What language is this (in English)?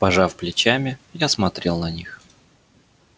Russian